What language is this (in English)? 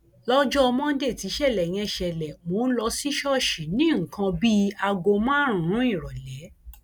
Yoruba